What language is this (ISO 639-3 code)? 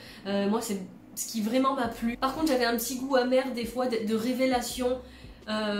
fra